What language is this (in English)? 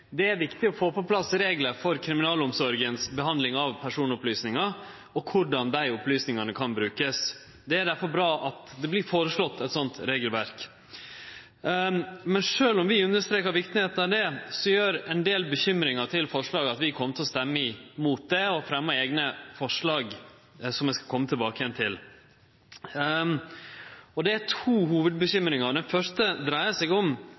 Norwegian Nynorsk